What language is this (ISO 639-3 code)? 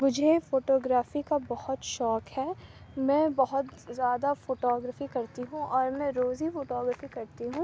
urd